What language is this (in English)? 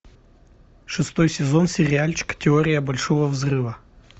Russian